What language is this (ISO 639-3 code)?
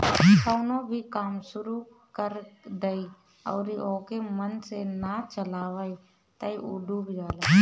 bho